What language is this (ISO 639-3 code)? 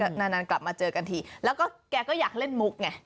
tha